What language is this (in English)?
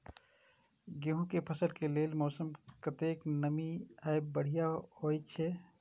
Maithili